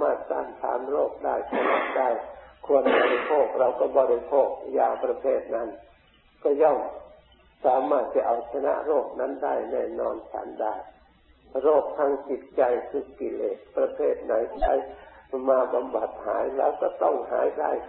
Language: Thai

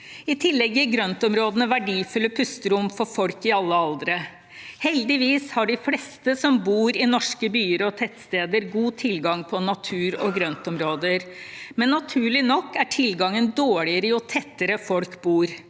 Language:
Norwegian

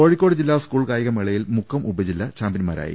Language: Malayalam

